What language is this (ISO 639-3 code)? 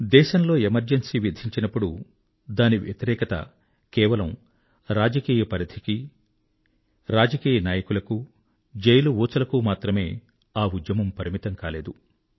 tel